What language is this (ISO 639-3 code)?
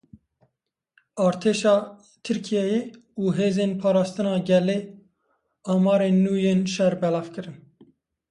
kur